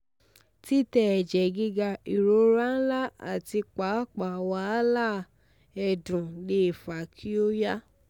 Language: Yoruba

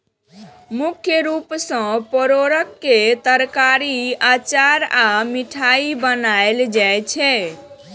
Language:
Maithili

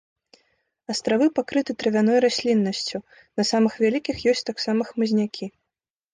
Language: Belarusian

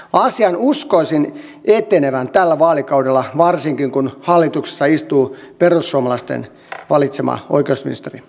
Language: Finnish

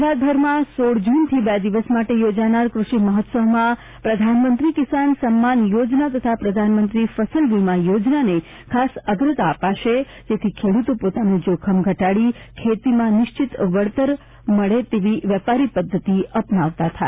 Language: Gujarati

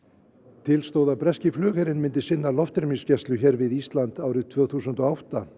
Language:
Icelandic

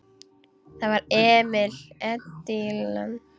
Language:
Icelandic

